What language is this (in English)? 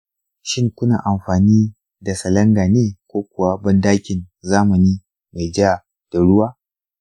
Hausa